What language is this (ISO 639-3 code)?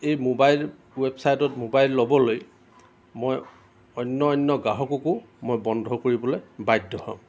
asm